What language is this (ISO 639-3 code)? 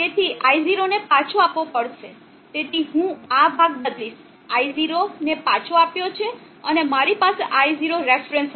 guj